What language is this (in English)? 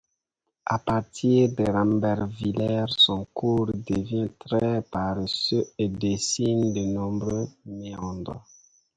French